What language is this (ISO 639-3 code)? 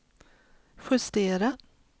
swe